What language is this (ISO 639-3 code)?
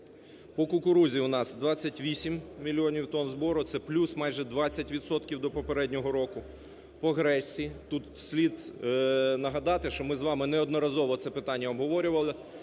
ukr